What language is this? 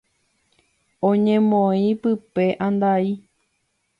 Guarani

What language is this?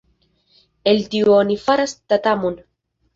Esperanto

